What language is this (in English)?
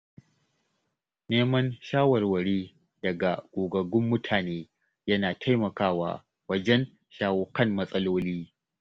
Hausa